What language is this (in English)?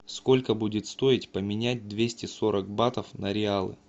Russian